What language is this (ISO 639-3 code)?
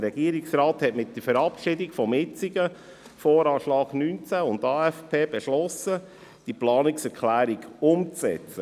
gsw